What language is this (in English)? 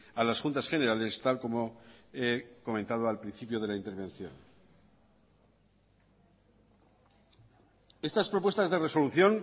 Spanish